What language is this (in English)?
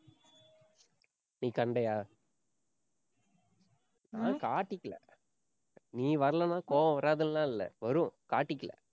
Tamil